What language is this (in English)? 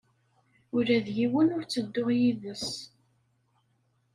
Kabyle